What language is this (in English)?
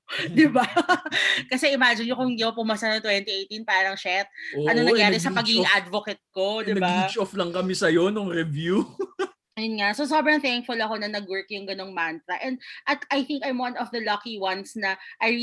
Filipino